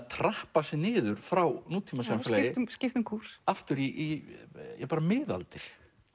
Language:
Icelandic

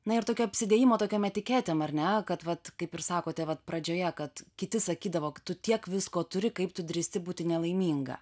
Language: Lithuanian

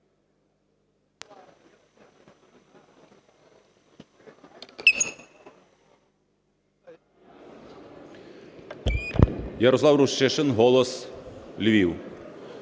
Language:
Ukrainian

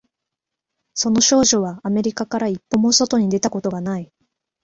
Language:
Japanese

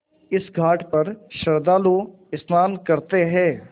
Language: Hindi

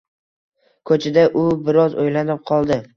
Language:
Uzbek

